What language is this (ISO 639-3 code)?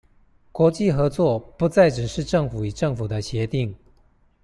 zho